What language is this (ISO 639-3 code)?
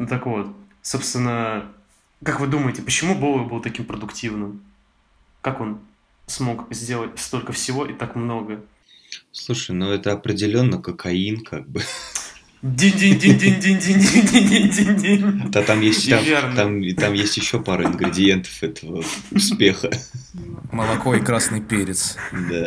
rus